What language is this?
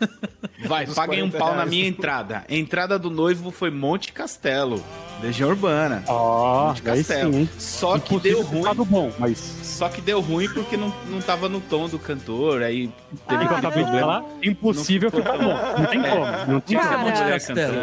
Portuguese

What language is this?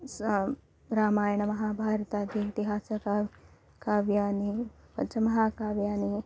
Sanskrit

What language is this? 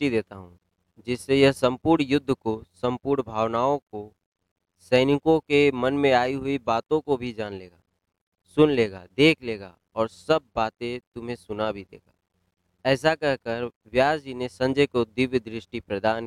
Hindi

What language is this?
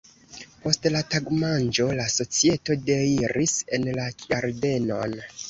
Esperanto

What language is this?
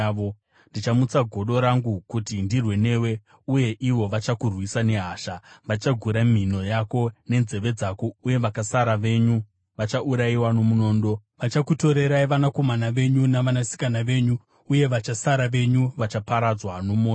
Shona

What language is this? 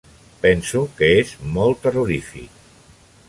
Catalan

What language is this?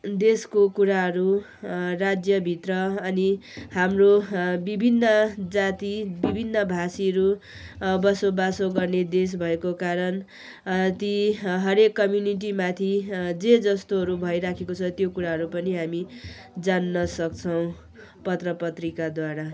Nepali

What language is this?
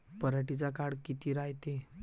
Marathi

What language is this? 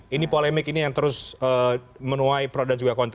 Indonesian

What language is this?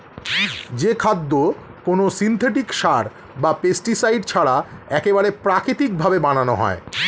Bangla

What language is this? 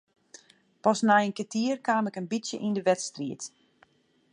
Western Frisian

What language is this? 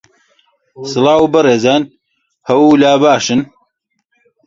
Central Kurdish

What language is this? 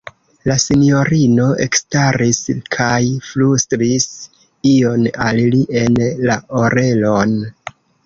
Esperanto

